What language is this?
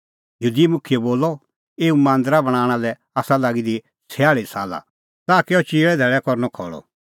Kullu Pahari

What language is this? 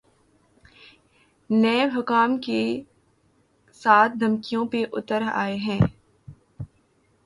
Urdu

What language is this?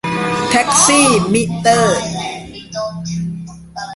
Thai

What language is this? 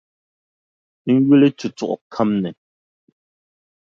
Dagbani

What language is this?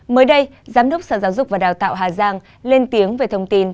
Vietnamese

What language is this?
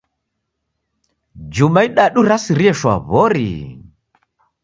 Taita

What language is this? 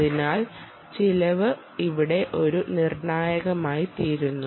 Malayalam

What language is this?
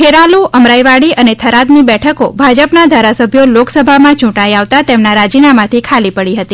Gujarati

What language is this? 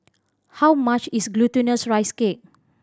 English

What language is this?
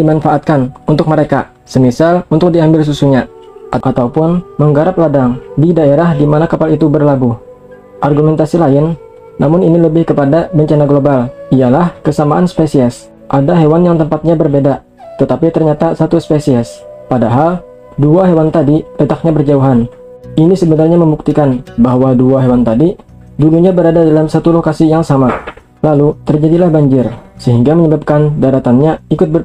Indonesian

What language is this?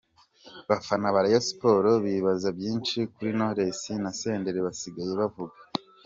Kinyarwanda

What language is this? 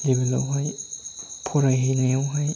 Bodo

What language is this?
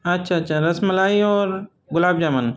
Urdu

